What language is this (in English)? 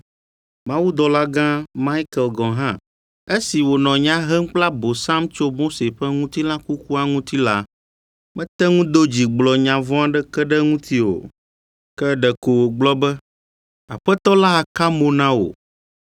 Ewe